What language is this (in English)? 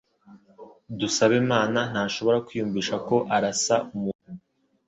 Kinyarwanda